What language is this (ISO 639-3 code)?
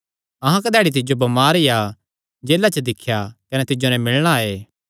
xnr